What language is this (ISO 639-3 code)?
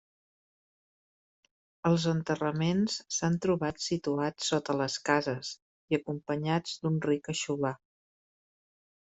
cat